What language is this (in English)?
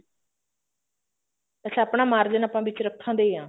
Punjabi